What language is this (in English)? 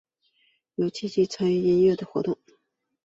Chinese